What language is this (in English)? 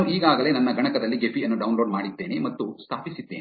Kannada